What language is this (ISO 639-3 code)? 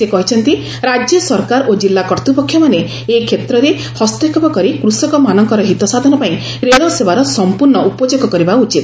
ori